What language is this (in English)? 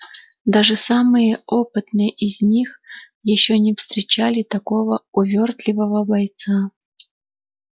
Russian